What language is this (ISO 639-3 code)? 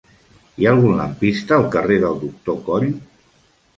cat